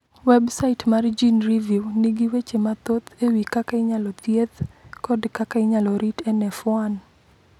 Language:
Luo (Kenya and Tanzania)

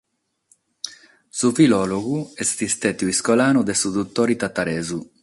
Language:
Sardinian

